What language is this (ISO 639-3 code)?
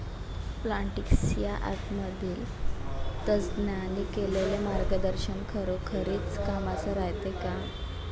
mar